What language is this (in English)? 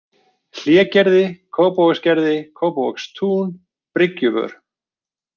Icelandic